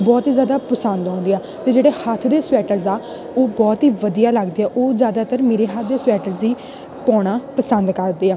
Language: Punjabi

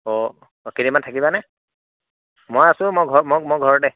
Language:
Assamese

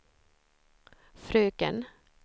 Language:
Swedish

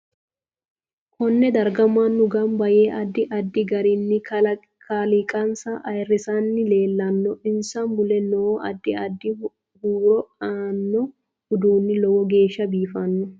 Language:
Sidamo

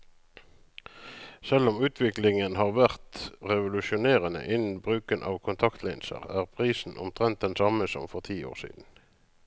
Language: Norwegian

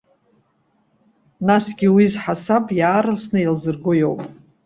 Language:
Abkhazian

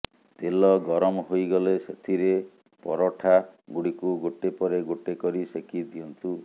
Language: Odia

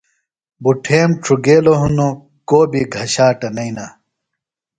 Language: Phalura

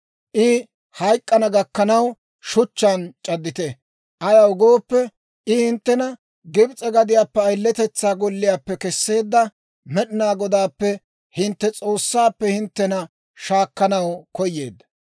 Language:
Dawro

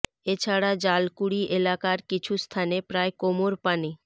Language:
Bangla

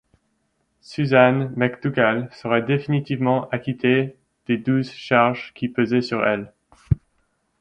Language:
French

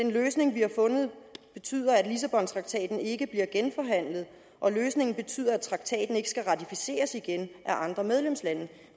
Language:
Danish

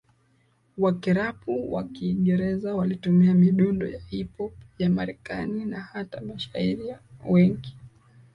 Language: Swahili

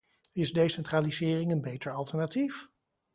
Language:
Dutch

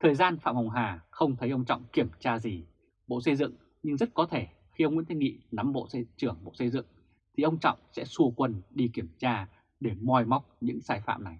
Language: Vietnamese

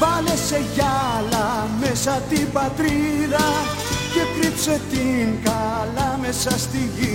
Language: Greek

